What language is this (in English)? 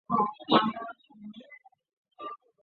Chinese